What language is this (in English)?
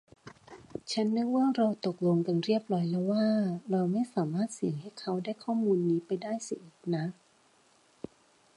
Thai